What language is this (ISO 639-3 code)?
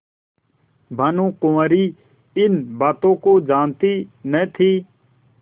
hin